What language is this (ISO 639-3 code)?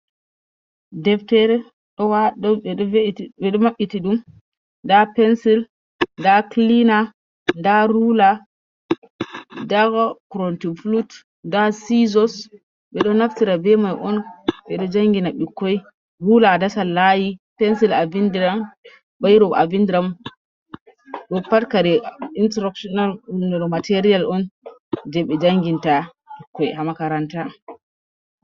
ful